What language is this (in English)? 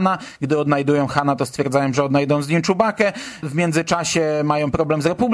Polish